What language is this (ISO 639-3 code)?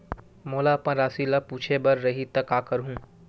hne